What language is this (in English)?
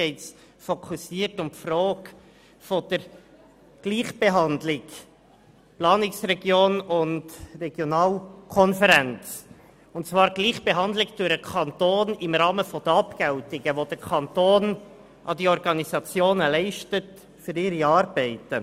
Swiss German